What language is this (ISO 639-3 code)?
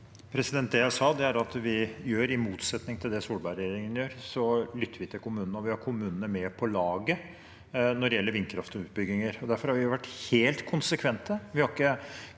nor